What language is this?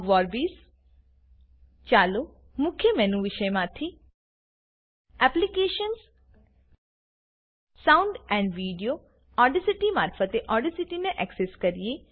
Gujarati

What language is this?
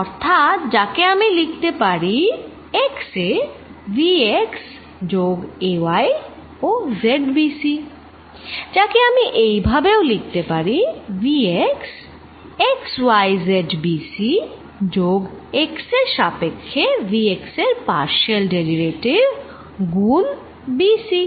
Bangla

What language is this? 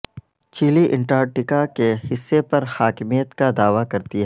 Urdu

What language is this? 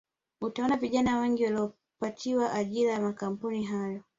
Swahili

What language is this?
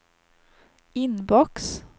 Swedish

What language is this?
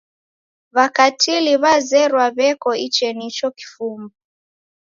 Taita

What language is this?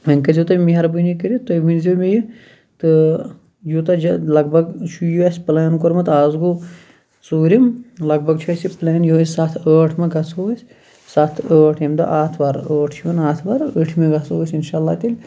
Kashmiri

